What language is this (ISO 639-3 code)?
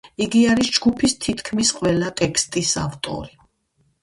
kat